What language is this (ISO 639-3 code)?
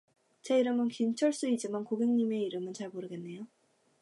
kor